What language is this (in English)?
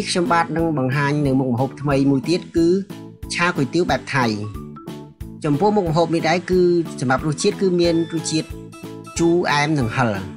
Japanese